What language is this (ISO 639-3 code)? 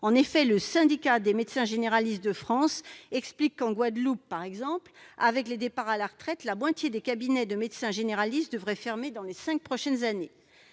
fra